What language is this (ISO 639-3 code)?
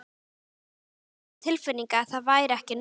isl